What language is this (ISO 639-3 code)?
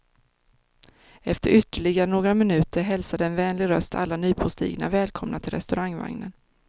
swe